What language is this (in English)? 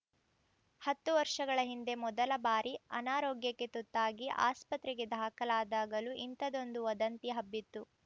Kannada